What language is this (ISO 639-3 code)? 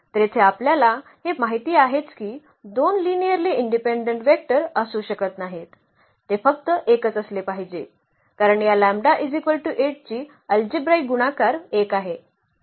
mar